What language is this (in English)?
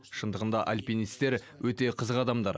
Kazakh